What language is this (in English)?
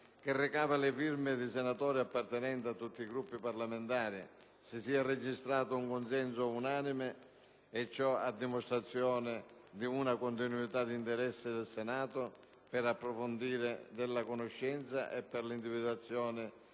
Italian